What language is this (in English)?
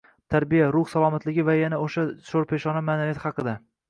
Uzbek